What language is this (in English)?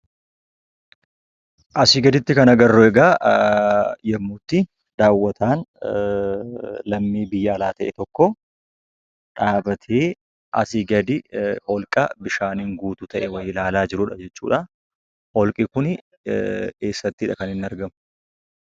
Oromo